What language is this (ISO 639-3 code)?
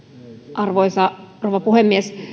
fin